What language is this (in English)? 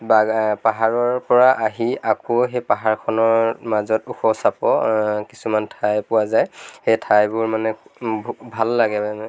Assamese